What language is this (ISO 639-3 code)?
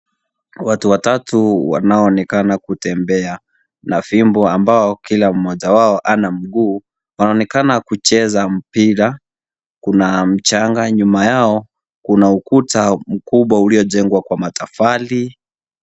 swa